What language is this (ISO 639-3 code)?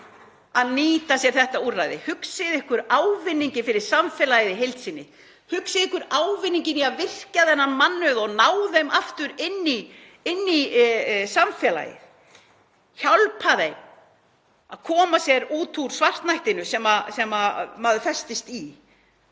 isl